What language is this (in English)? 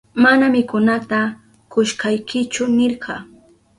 Southern Pastaza Quechua